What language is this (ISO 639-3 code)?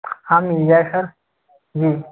hin